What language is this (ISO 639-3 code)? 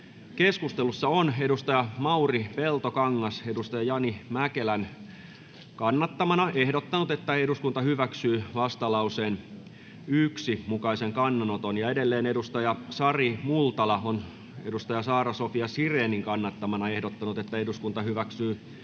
fin